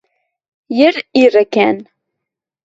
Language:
Western Mari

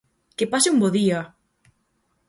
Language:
Galician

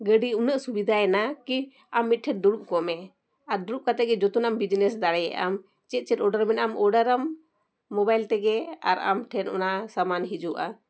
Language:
Santali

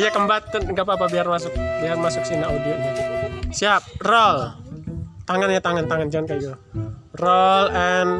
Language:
Indonesian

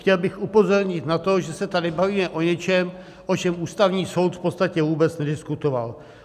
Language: Czech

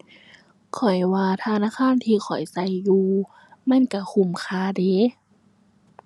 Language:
Thai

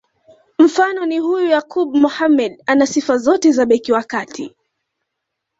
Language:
Swahili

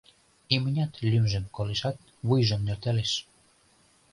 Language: Mari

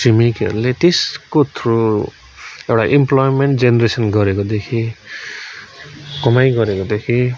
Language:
Nepali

